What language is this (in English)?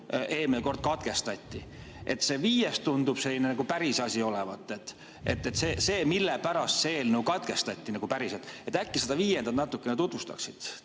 Estonian